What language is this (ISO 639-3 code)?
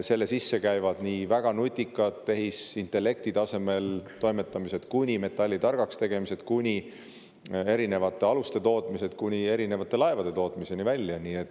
est